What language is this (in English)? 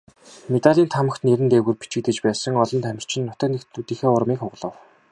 Mongolian